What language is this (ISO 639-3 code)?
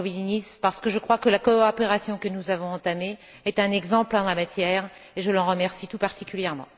fra